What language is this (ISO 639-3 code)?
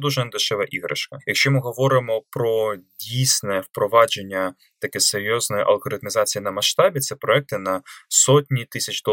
ukr